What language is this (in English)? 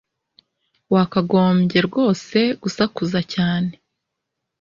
Kinyarwanda